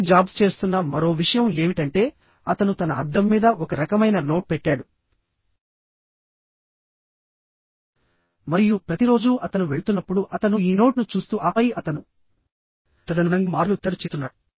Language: Telugu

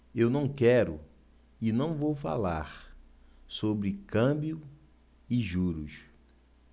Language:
Portuguese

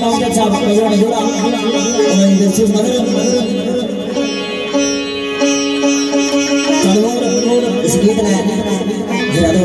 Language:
Arabic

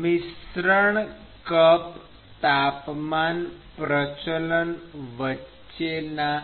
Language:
Gujarati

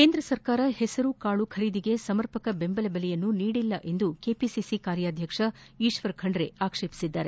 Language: Kannada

